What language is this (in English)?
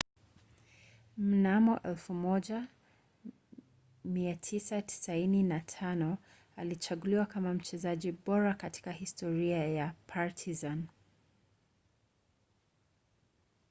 Swahili